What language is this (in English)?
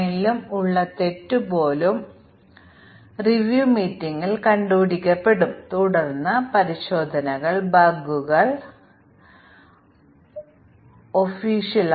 Malayalam